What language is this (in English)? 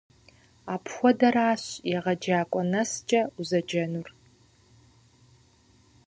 Kabardian